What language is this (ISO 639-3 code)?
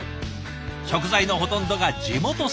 jpn